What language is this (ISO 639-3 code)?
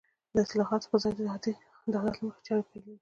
pus